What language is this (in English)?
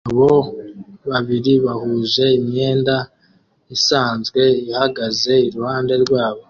Kinyarwanda